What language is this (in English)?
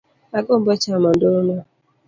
Luo (Kenya and Tanzania)